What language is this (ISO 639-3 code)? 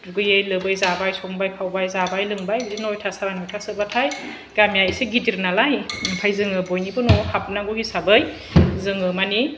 brx